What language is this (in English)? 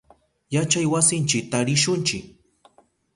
Southern Pastaza Quechua